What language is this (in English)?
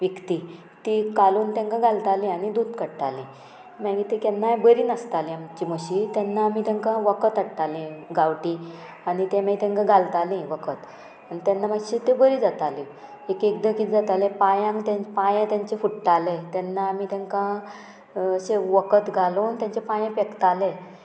Konkani